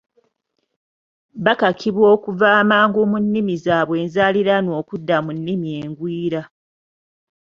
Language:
Ganda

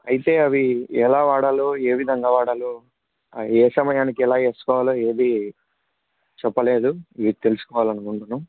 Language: Telugu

